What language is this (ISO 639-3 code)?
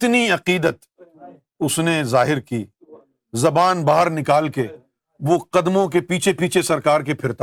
urd